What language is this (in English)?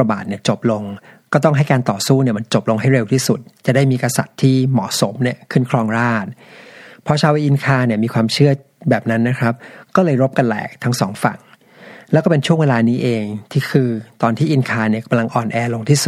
Thai